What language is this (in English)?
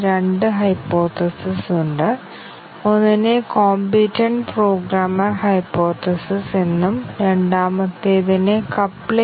Malayalam